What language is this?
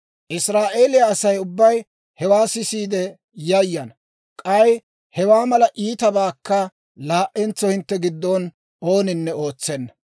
Dawro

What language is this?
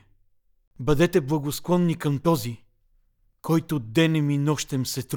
Bulgarian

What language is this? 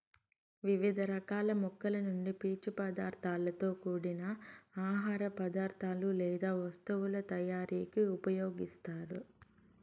Telugu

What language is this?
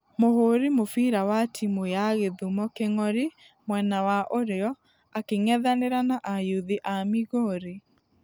Kikuyu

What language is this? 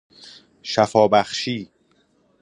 Persian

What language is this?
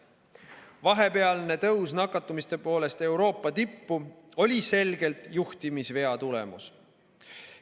Estonian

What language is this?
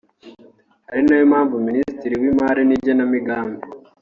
Kinyarwanda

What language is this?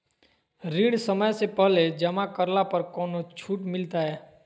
Magahi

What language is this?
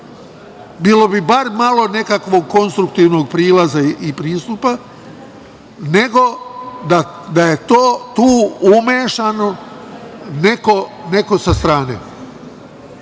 Serbian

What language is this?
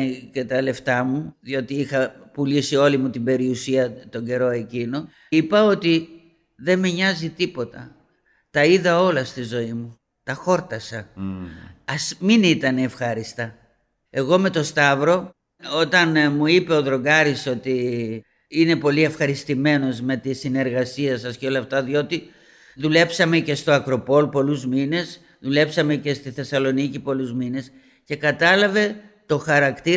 Greek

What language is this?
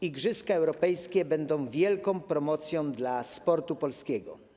Polish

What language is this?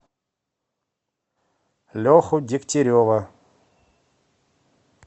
Russian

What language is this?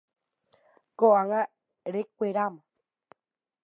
Guarani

